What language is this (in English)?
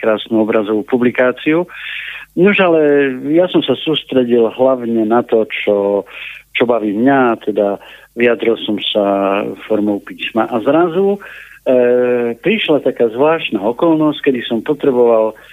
Slovak